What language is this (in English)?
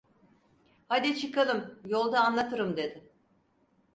Turkish